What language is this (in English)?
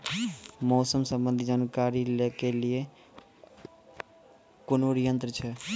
Maithili